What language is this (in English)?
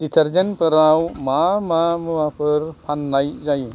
Bodo